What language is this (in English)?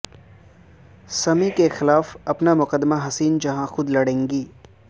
Urdu